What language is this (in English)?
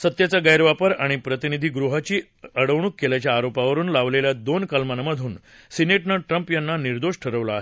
Marathi